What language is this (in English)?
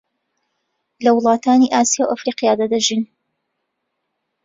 Central Kurdish